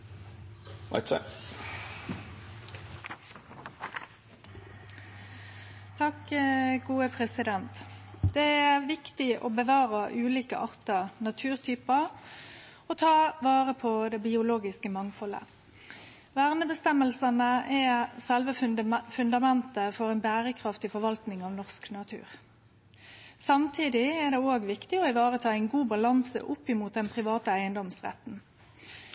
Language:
Norwegian Nynorsk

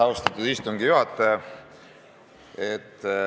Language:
Estonian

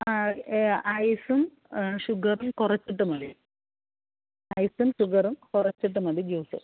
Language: Malayalam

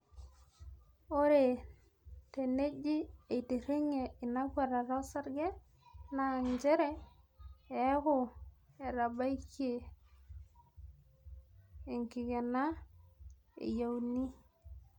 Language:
Masai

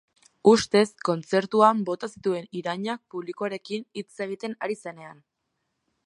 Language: Basque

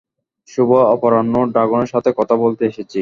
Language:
Bangla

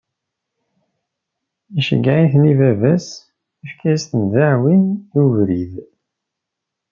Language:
Kabyle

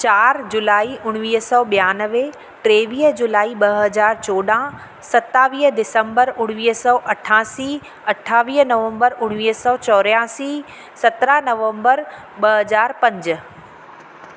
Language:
Sindhi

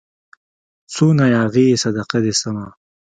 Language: Pashto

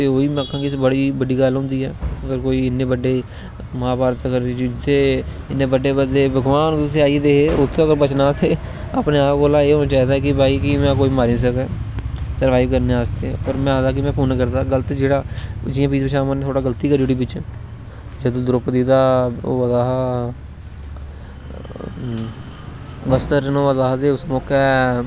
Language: Dogri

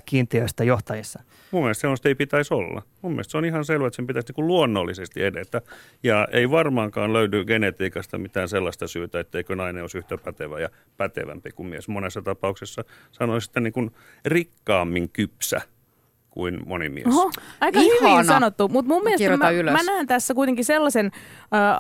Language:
Finnish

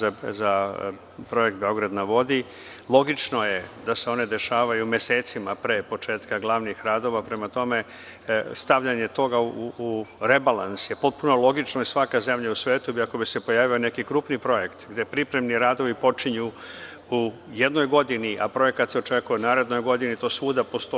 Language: Serbian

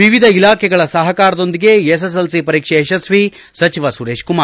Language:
Kannada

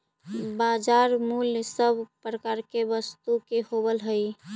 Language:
Magahi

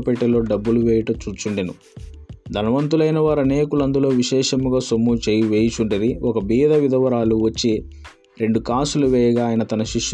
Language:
Telugu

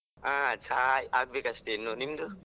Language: Kannada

